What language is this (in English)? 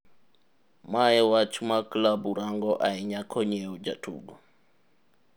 Luo (Kenya and Tanzania)